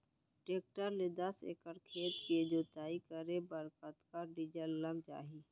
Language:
Chhattisgarhi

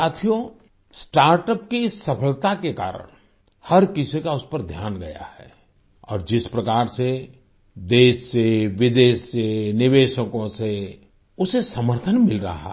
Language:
Hindi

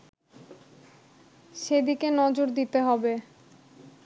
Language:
Bangla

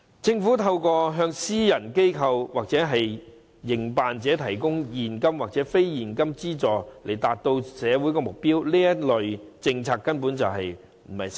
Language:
Cantonese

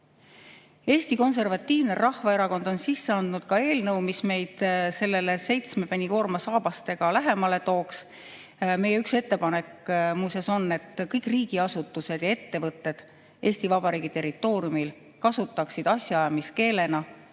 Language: Estonian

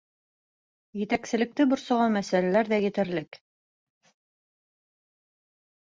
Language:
Bashkir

